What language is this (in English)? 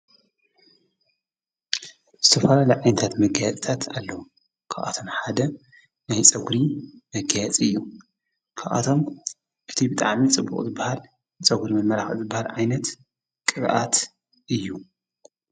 Tigrinya